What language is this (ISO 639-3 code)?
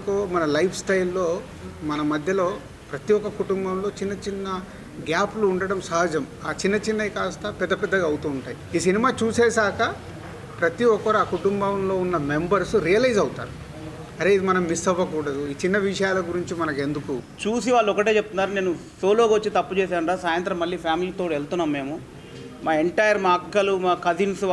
tel